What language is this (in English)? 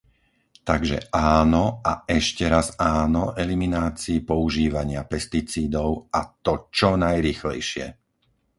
Slovak